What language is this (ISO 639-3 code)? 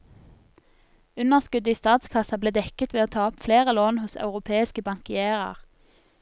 nor